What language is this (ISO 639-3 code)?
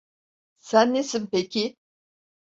tur